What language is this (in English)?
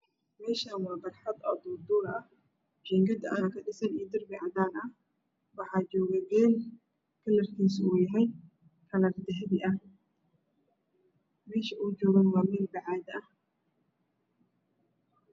Somali